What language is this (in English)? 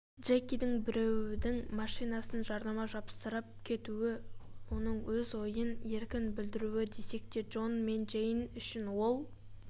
Kazakh